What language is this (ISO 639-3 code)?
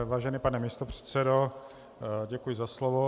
ces